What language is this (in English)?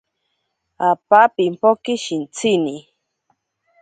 Ashéninka Perené